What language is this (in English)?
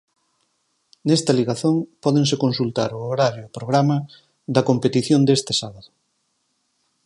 Galician